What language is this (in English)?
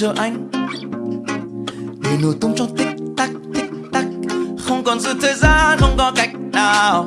Vietnamese